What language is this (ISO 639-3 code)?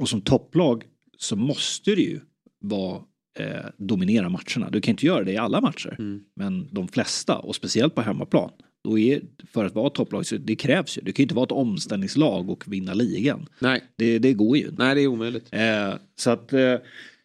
swe